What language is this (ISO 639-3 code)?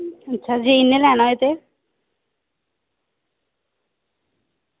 doi